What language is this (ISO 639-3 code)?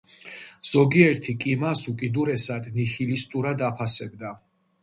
kat